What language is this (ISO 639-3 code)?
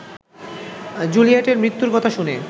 ben